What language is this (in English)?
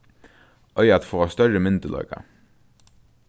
Faroese